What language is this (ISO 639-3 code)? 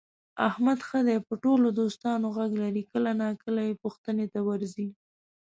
pus